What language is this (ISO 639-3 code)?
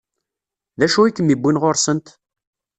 kab